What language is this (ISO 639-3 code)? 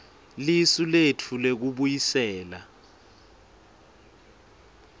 ssw